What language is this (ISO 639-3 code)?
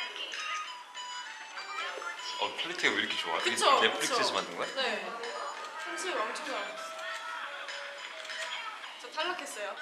kor